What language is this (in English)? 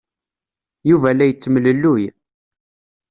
Kabyle